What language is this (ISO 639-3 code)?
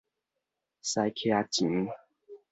nan